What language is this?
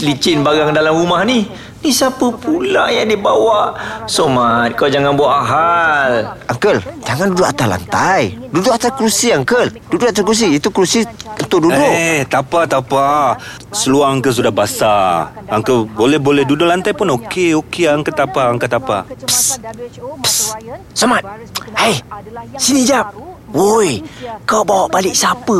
Malay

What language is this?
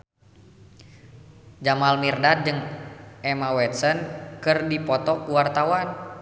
Sundanese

